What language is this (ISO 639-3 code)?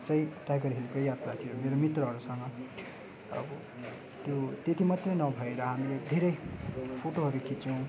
nep